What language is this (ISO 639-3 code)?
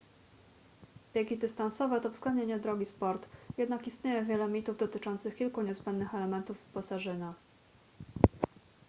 pol